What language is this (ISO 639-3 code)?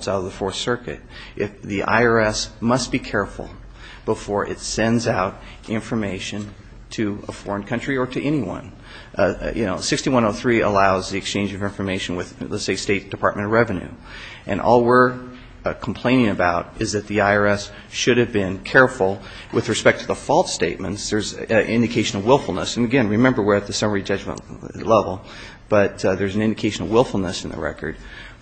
eng